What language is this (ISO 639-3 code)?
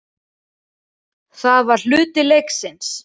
isl